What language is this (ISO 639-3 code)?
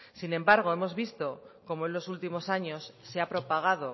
spa